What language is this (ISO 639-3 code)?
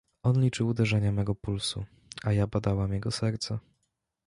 pol